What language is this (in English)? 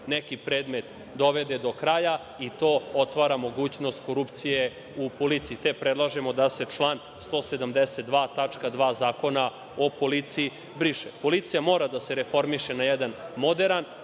Serbian